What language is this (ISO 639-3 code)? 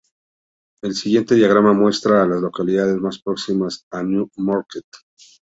spa